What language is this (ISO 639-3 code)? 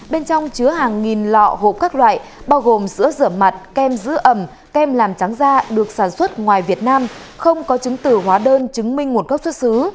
vie